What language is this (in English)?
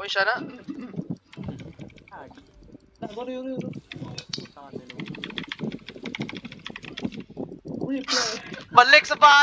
Indonesian